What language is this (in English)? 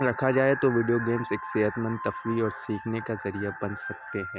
Urdu